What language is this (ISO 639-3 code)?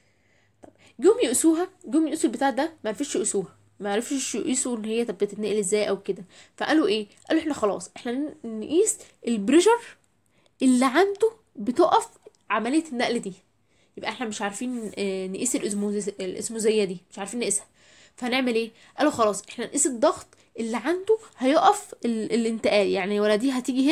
ara